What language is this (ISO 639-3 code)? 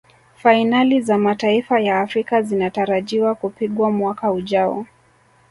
swa